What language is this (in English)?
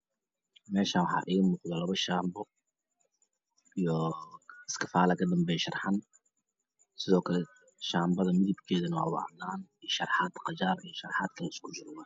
Somali